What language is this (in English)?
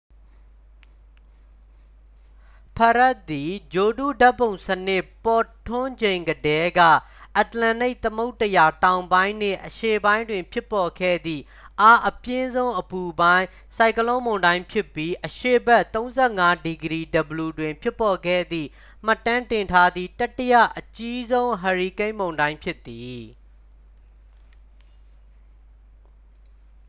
Burmese